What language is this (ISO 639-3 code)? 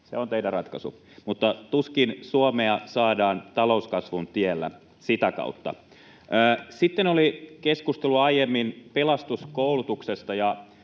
fin